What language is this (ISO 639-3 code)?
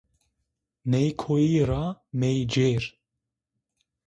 zza